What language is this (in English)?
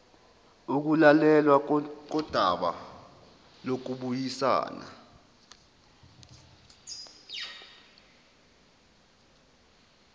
Zulu